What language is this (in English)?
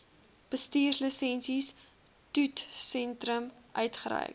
Afrikaans